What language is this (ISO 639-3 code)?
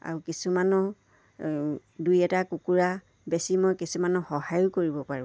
asm